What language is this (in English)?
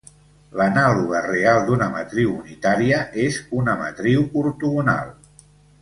Catalan